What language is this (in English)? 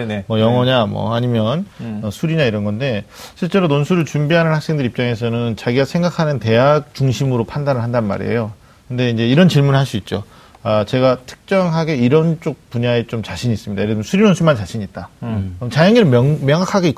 Korean